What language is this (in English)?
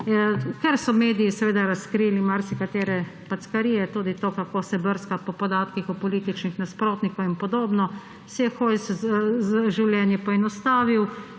Slovenian